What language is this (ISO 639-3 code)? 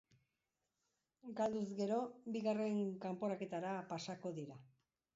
eus